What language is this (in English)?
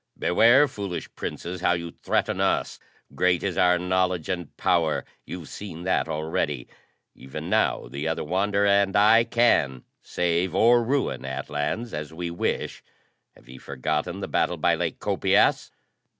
English